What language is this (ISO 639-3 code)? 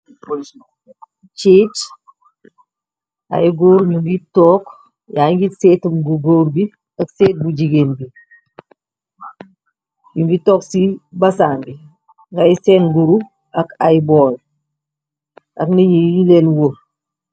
wol